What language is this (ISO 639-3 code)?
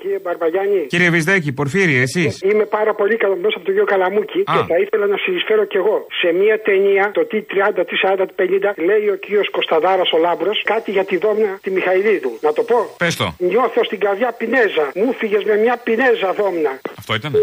ell